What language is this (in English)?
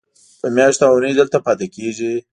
Pashto